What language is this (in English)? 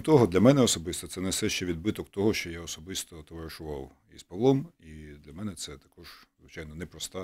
Ukrainian